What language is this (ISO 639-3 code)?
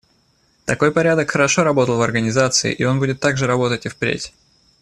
rus